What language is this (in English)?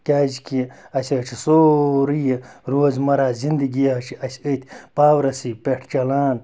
Kashmiri